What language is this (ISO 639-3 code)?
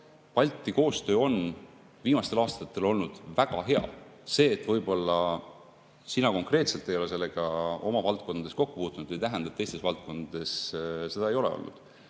est